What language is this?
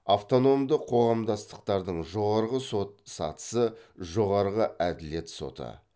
Kazakh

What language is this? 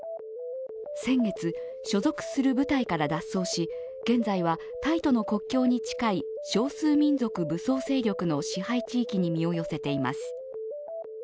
Japanese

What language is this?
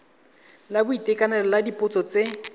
Tswana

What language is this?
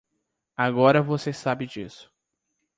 Portuguese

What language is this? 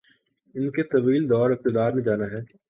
Urdu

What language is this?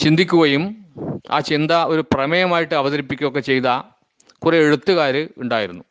Malayalam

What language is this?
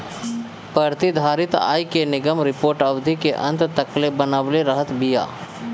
Bhojpuri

